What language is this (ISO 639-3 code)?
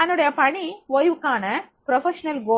tam